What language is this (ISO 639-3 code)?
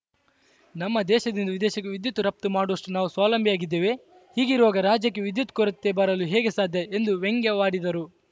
kan